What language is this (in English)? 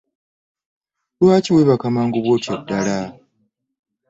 Ganda